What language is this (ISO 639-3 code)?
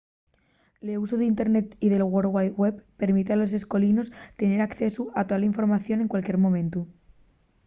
ast